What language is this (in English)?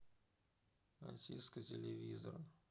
Russian